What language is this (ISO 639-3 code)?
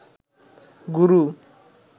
ben